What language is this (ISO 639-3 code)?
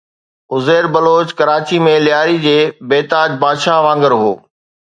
snd